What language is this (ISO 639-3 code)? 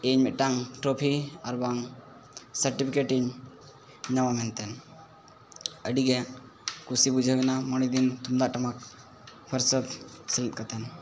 sat